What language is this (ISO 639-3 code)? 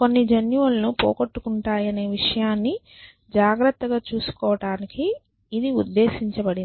tel